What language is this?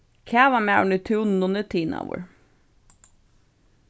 Faroese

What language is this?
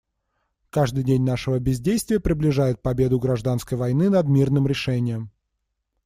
Russian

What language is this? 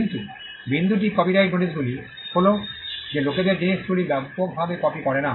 Bangla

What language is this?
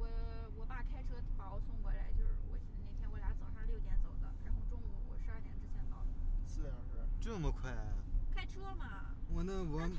Chinese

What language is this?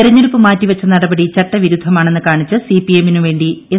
Malayalam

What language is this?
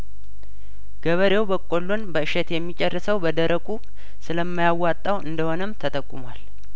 Amharic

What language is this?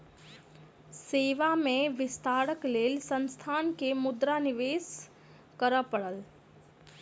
Maithili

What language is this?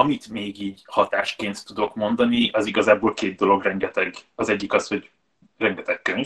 Hungarian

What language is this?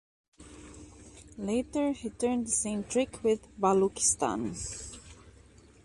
English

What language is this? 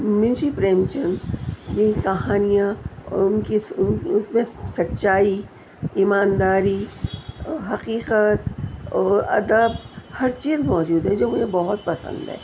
Urdu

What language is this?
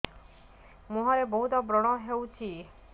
Odia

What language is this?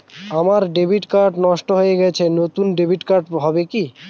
Bangla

